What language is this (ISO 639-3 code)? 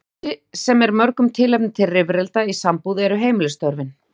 isl